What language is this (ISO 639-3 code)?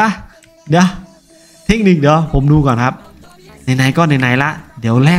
tha